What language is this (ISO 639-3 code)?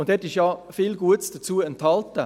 gsw